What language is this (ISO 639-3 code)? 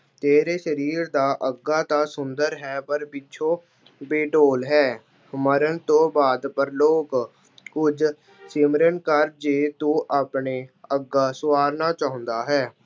pan